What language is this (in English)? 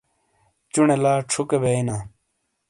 Shina